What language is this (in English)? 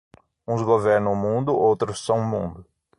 Portuguese